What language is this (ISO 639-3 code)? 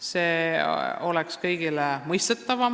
est